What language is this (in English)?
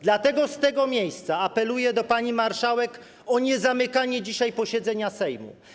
Polish